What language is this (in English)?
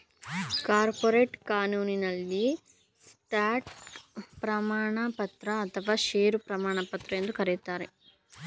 Kannada